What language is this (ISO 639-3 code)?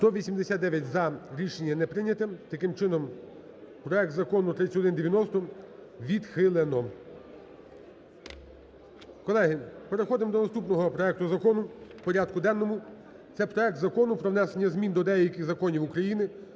ukr